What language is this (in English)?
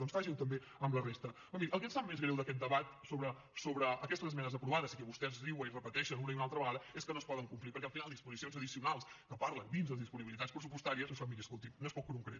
Catalan